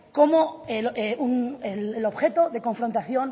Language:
Spanish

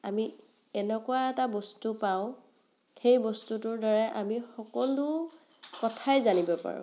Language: Assamese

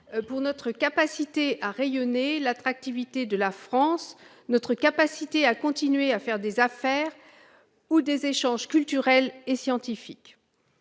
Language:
French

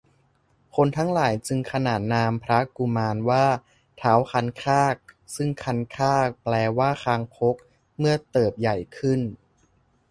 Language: Thai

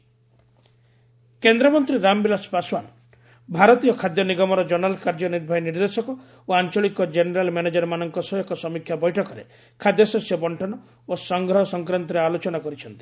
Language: Odia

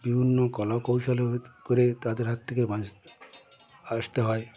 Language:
Bangla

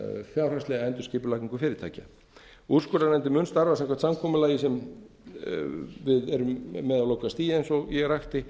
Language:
Icelandic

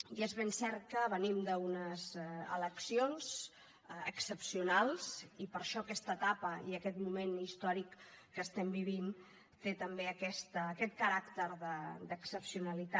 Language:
Catalan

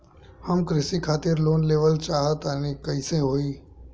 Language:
Bhojpuri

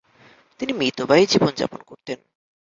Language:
Bangla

